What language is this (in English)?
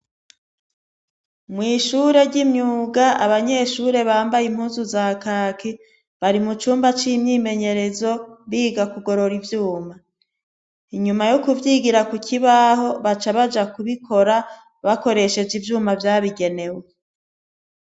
Rundi